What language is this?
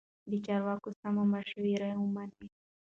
Pashto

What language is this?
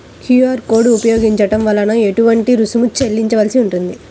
Telugu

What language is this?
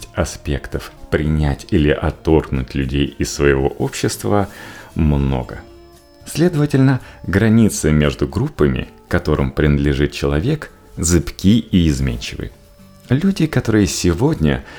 Russian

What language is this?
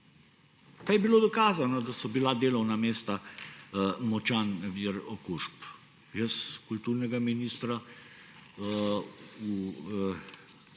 Slovenian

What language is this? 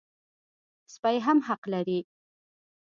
Pashto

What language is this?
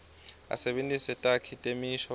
Swati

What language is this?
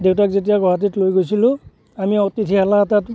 Assamese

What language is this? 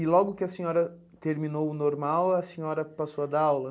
Portuguese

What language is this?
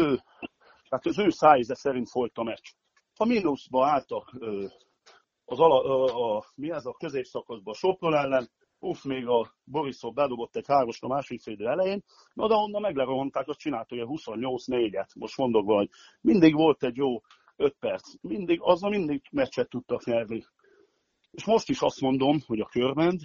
Hungarian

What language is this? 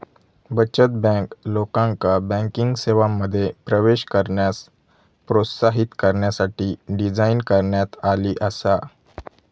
Marathi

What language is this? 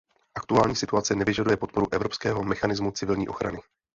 Czech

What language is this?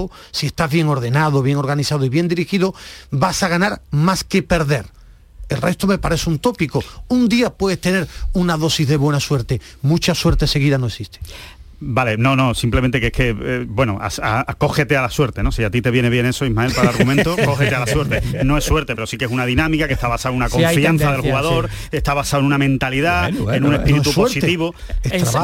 Spanish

